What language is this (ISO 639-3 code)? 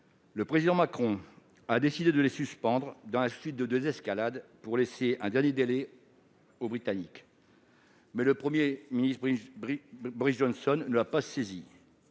fra